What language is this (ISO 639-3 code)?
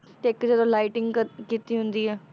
pan